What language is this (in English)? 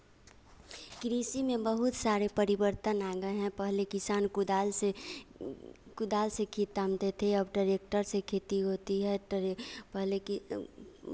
Hindi